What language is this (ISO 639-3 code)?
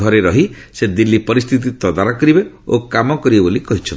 ori